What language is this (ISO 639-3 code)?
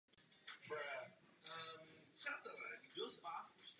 ces